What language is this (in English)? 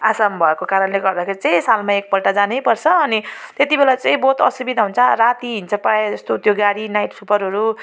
Nepali